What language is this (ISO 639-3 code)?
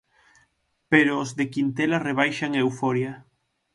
glg